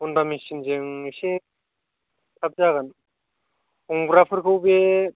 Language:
Bodo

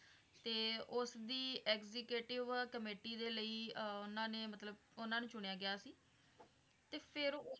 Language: Punjabi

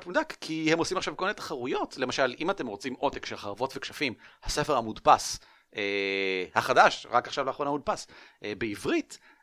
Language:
Hebrew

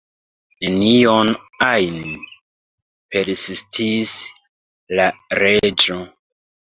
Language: Esperanto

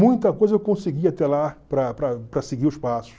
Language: Portuguese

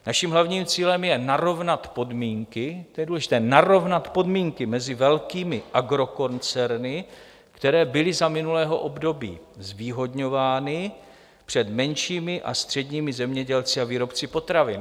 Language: Czech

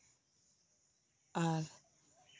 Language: Santali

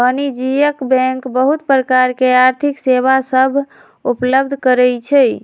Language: Magahi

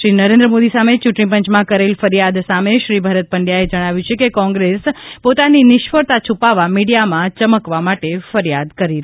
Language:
Gujarati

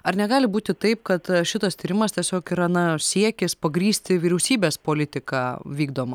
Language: Lithuanian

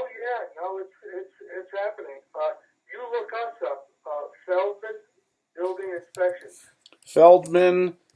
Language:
English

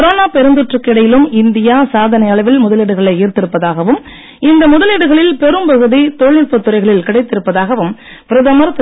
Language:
Tamil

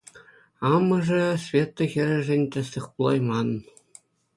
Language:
Chuvash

